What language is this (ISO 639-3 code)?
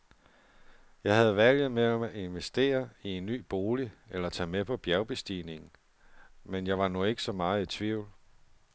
dan